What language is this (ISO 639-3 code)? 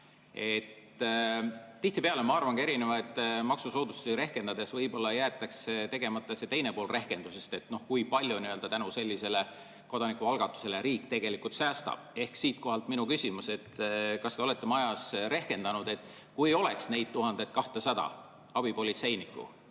est